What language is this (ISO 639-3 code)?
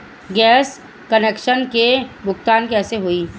bho